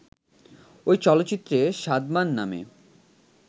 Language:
Bangla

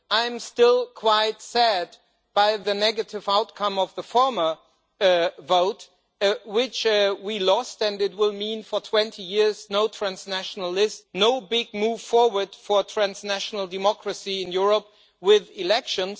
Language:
English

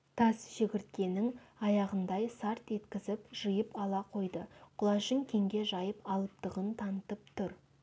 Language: Kazakh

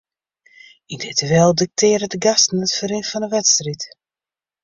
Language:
Western Frisian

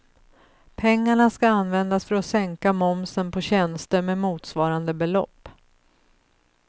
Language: Swedish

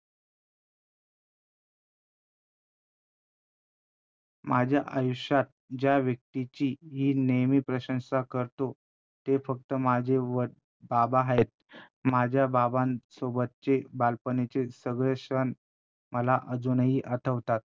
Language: Marathi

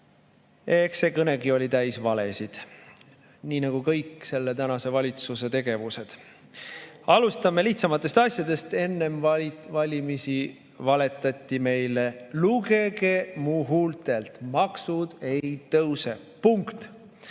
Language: Estonian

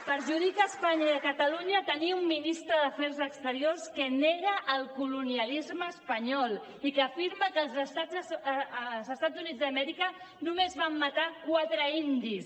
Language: Catalan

